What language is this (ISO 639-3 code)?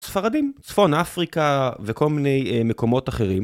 heb